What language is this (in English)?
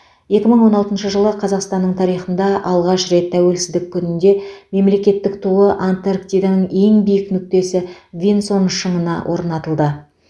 Kazakh